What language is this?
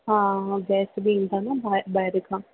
Sindhi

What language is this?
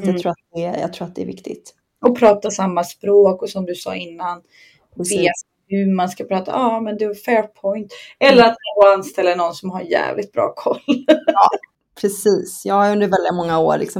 Swedish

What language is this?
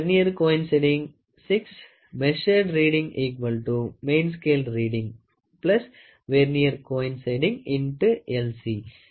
Tamil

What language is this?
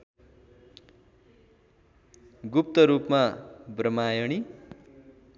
Nepali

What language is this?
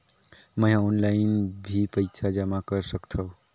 Chhattisgarhi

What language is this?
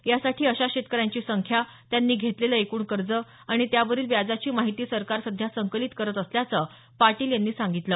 Marathi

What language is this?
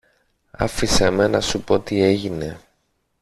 Greek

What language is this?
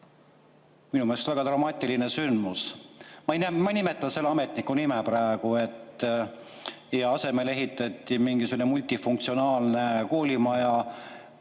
Estonian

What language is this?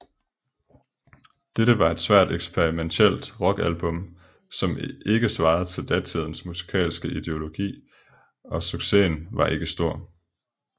Danish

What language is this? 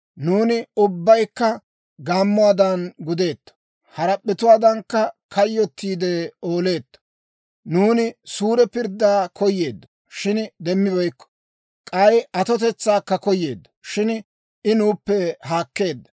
Dawro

